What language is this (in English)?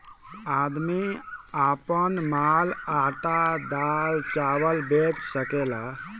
Bhojpuri